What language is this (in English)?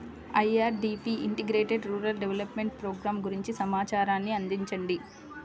Telugu